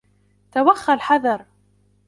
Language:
Arabic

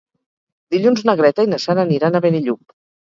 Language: Catalan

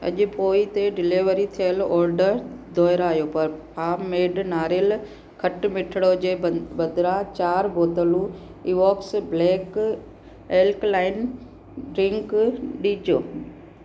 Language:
Sindhi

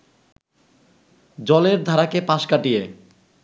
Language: Bangla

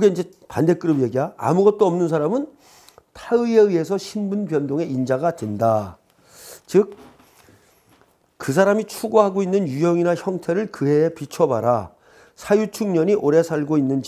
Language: Korean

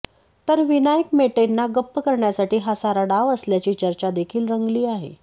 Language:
Marathi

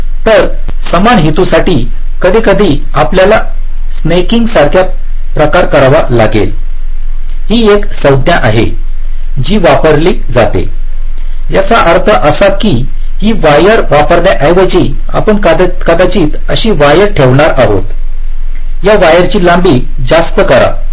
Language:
Marathi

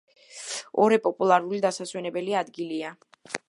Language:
Georgian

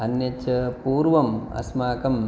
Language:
Sanskrit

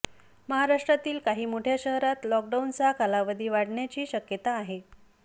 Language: Marathi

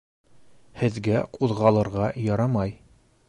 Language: Bashkir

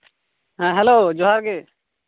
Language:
Santali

